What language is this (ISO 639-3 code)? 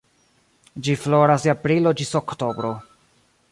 epo